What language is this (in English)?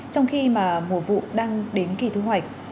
Vietnamese